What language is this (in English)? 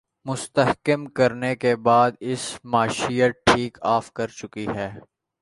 Urdu